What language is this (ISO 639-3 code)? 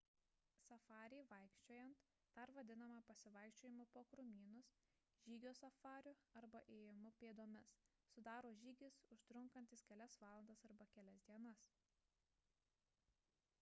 lit